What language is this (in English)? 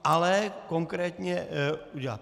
Czech